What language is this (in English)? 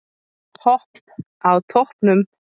Icelandic